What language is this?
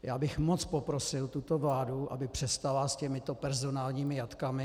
Czech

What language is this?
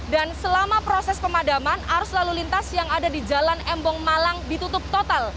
Indonesian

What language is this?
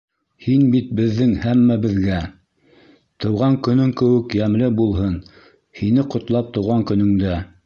Bashkir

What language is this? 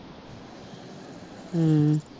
Punjabi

